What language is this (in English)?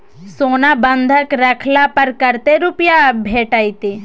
Maithili